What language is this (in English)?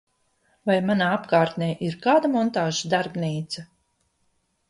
Latvian